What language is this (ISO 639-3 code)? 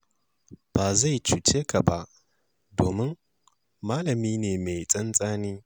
hau